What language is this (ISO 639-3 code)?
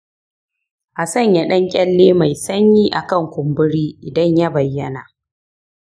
hau